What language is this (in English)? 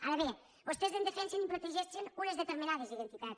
Catalan